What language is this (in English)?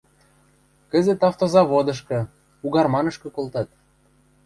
Western Mari